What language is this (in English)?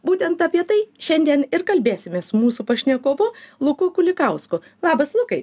Lithuanian